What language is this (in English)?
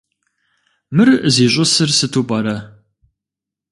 Kabardian